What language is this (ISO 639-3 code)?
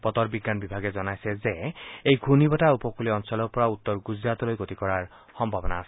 asm